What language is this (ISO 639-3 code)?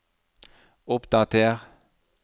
nor